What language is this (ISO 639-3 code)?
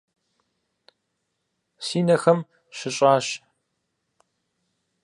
kbd